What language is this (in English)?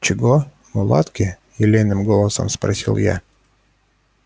Russian